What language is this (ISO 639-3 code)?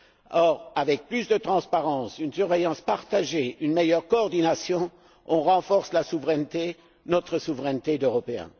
fra